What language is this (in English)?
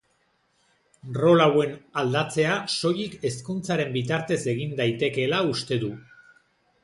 Basque